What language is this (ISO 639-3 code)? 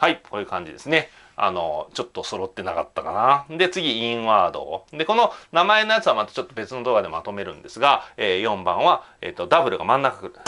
jpn